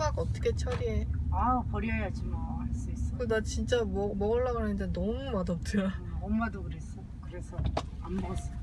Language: Korean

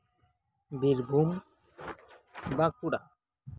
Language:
Santali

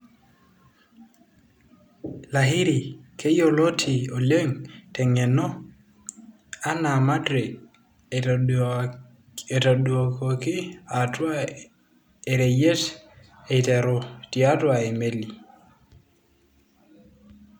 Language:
Masai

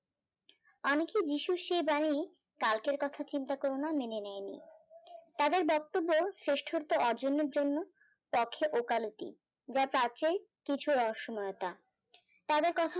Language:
Bangla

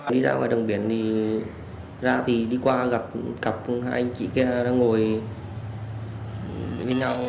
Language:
Vietnamese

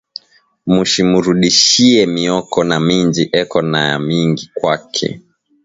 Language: Swahili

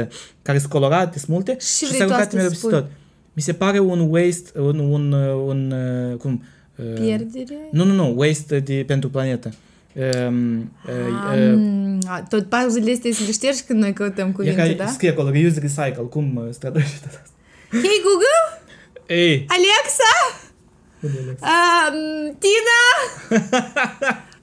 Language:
Romanian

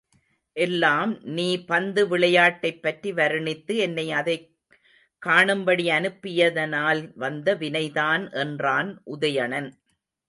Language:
Tamil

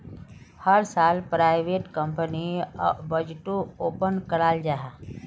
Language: Magahi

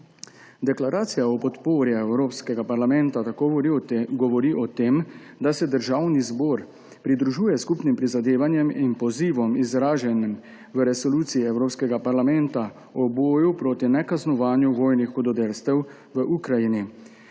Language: Slovenian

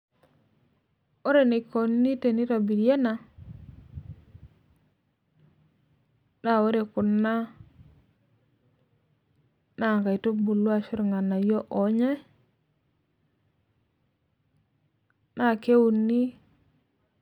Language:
Masai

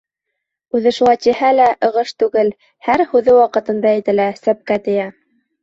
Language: Bashkir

